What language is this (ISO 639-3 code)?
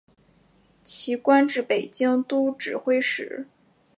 zho